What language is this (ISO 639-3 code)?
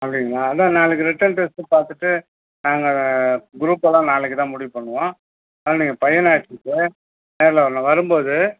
tam